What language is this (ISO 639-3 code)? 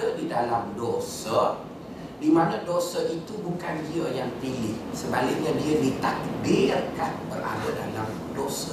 msa